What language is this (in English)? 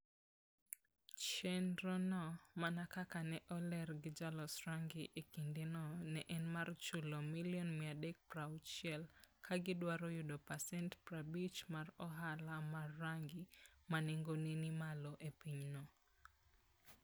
Luo (Kenya and Tanzania)